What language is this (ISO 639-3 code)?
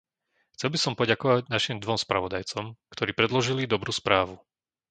slk